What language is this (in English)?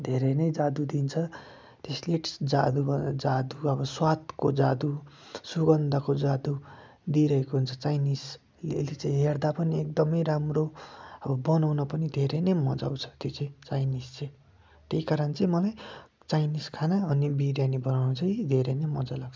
Nepali